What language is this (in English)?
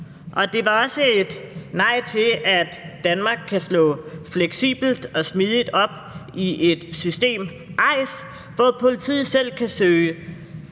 Danish